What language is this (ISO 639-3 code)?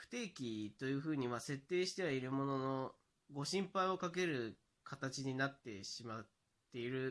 jpn